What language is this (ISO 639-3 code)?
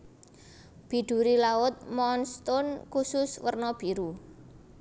jav